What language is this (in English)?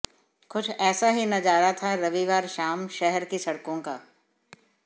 Hindi